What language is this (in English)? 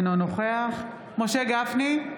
Hebrew